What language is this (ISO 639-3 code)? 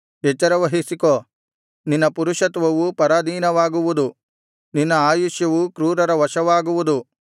kan